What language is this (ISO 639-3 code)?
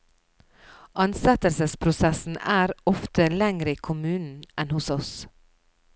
nor